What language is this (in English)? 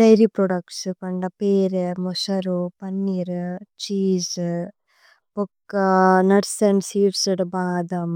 Tulu